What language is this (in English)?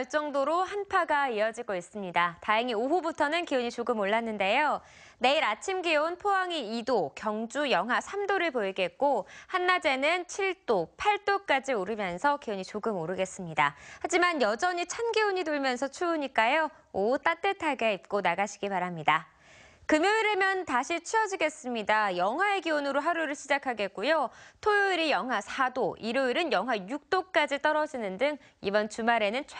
Korean